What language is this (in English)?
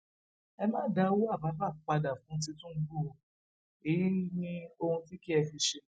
Yoruba